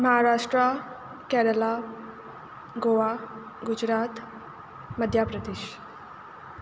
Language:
Konkani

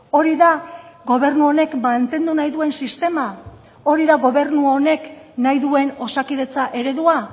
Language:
Basque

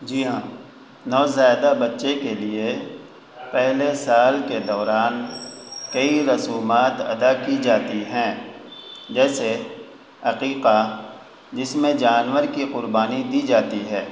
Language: Urdu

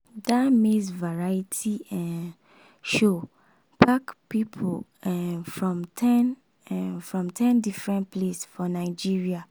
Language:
Nigerian Pidgin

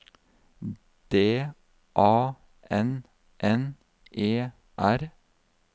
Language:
Norwegian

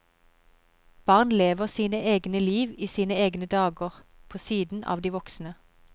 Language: Norwegian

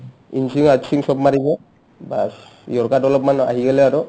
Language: Assamese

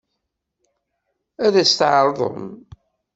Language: Kabyle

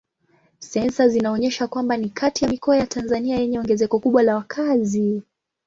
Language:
Swahili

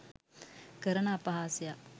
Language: Sinhala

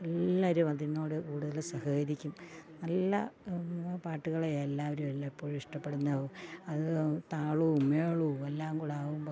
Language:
Malayalam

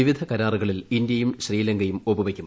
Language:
Malayalam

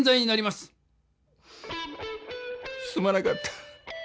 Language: Japanese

